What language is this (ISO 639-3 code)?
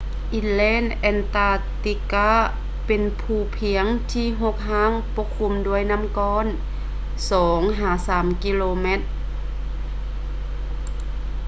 lao